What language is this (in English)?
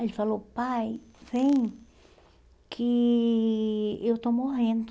Portuguese